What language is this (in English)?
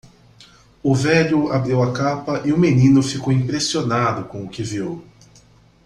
Portuguese